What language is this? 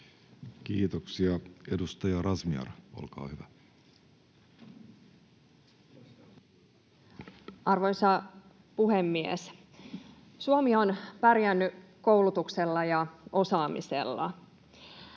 Finnish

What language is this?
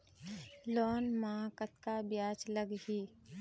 Chhattisgarhi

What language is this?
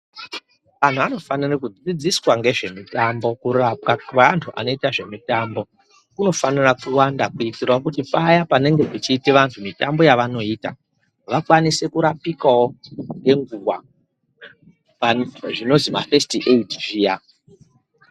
Ndau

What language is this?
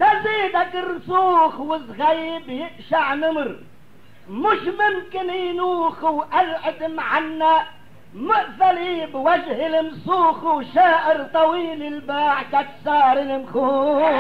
Arabic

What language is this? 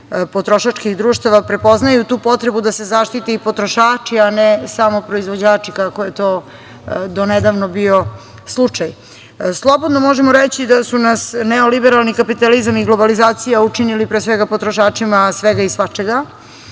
Serbian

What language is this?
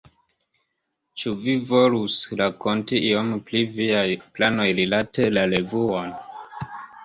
Esperanto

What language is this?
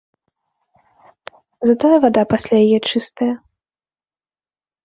Belarusian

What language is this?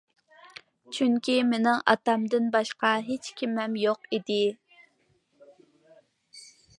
Uyghur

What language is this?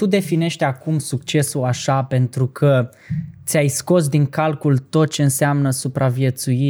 Romanian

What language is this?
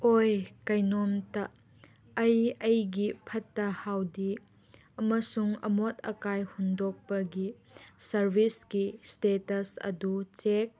Manipuri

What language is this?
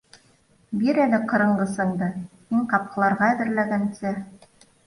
Bashkir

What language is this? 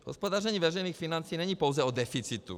Czech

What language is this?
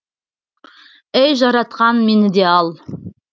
Kazakh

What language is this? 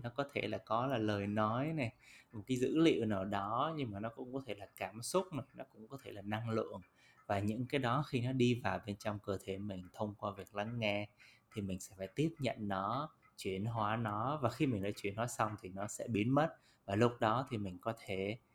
Vietnamese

